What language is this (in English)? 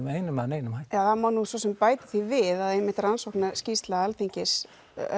Icelandic